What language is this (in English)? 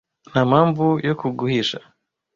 Kinyarwanda